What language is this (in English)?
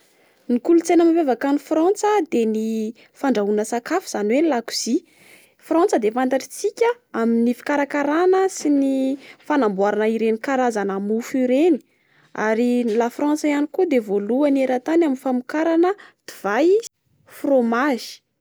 Malagasy